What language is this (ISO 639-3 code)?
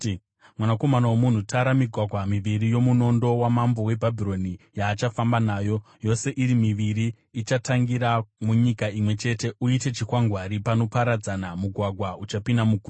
sna